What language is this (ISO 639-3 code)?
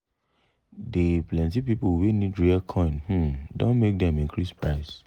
pcm